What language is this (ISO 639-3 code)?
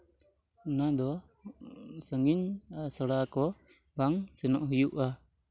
sat